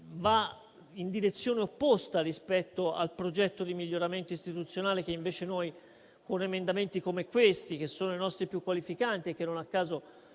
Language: Italian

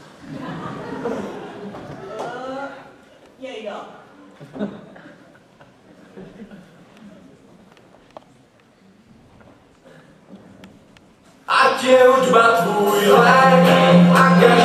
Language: Czech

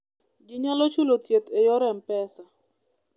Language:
Luo (Kenya and Tanzania)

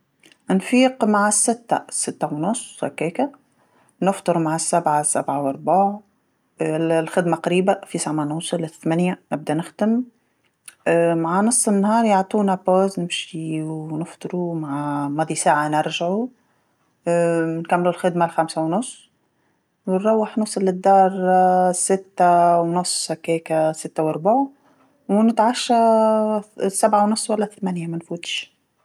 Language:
Tunisian Arabic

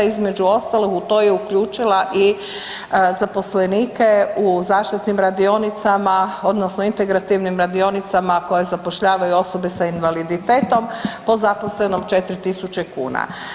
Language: Croatian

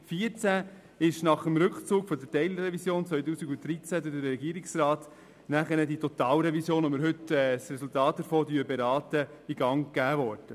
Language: Swiss German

